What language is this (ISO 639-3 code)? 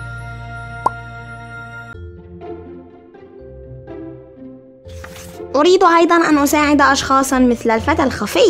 ara